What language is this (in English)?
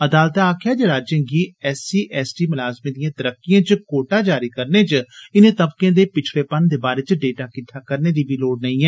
Dogri